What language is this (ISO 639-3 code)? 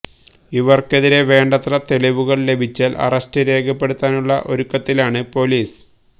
mal